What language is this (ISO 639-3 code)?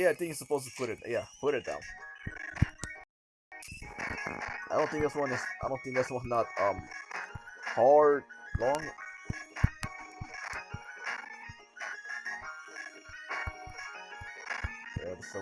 eng